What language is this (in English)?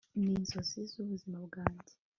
Kinyarwanda